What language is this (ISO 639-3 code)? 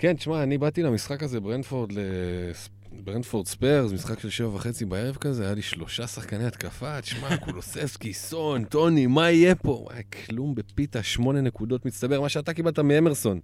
heb